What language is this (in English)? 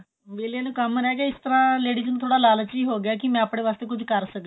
Punjabi